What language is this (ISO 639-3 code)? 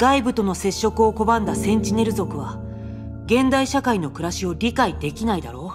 jpn